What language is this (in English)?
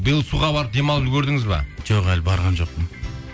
Kazakh